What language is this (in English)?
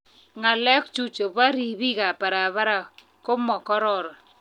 Kalenjin